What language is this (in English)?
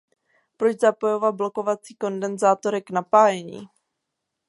Czech